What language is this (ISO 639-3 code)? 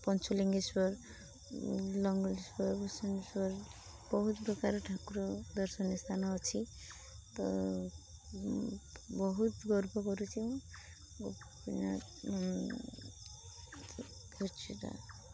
ori